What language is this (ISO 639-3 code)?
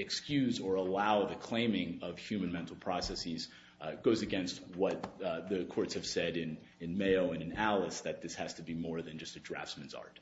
eng